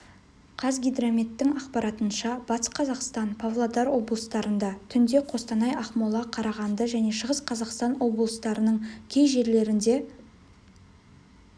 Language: Kazakh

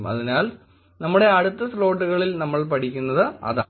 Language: Malayalam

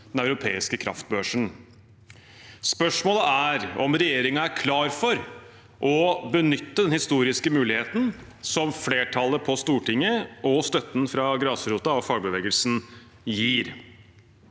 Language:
Norwegian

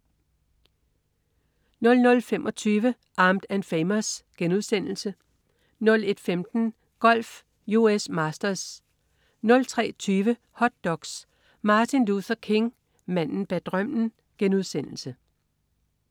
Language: Danish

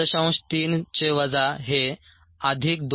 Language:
Marathi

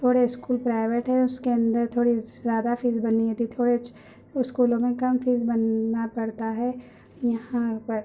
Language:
Urdu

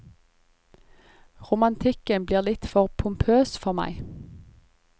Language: Norwegian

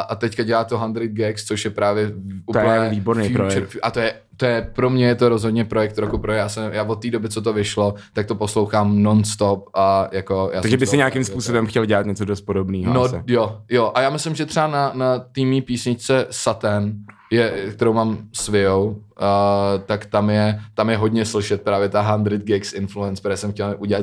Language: Czech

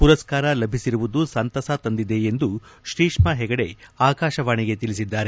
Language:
Kannada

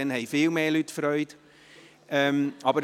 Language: Swiss German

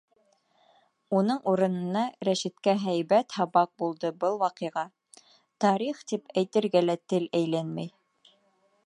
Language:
Bashkir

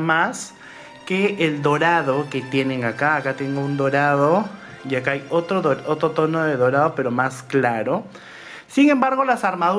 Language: Spanish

